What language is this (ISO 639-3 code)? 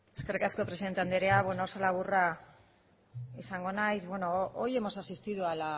eus